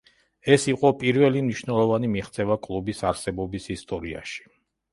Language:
Georgian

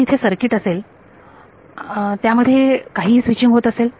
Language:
Marathi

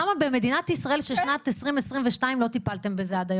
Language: Hebrew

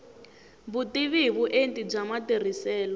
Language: Tsonga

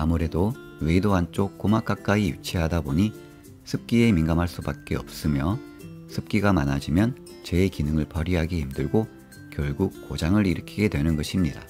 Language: Korean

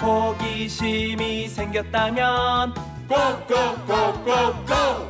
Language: Korean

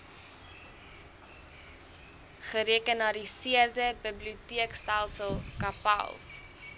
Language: Afrikaans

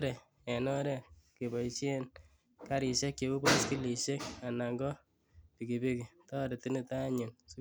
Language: Kalenjin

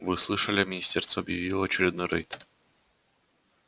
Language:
Russian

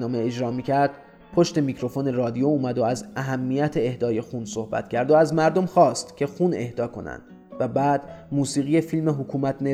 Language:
Persian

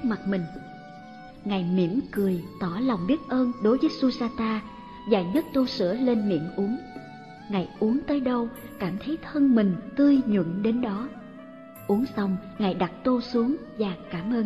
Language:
Vietnamese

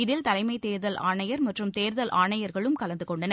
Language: Tamil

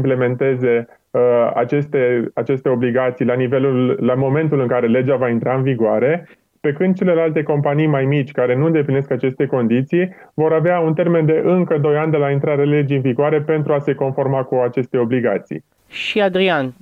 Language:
Romanian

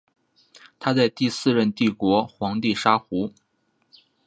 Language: Chinese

